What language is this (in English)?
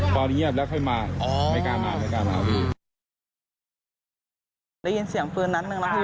Thai